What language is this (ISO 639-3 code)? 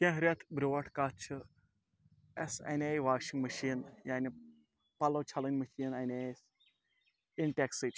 kas